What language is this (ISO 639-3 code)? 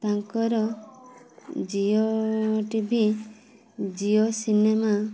ori